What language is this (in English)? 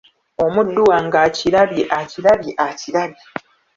Ganda